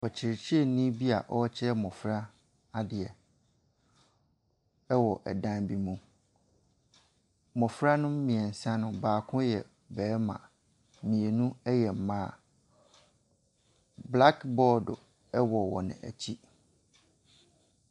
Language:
Akan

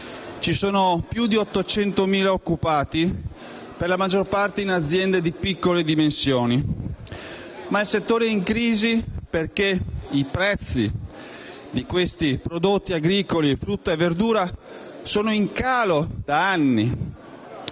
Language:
Italian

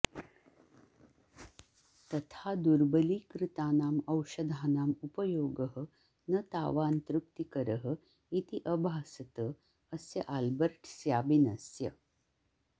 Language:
Sanskrit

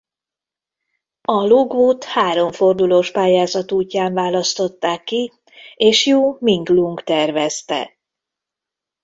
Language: Hungarian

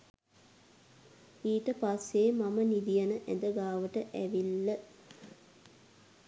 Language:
Sinhala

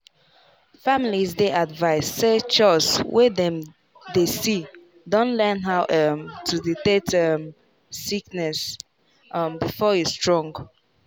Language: Nigerian Pidgin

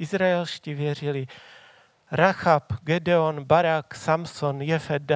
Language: Czech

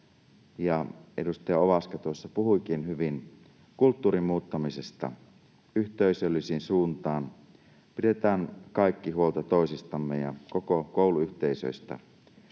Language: Finnish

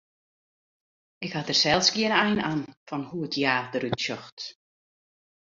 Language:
Western Frisian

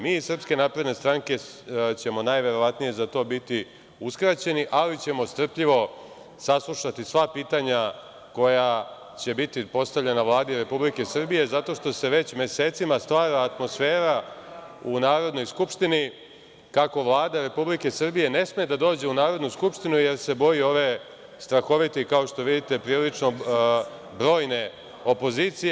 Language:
Serbian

